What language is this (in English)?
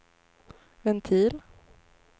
Swedish